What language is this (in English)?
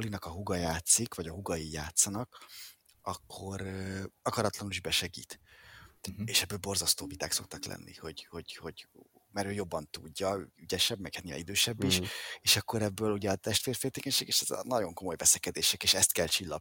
Hungarian